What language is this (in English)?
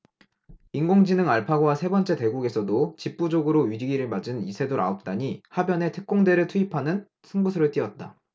Korean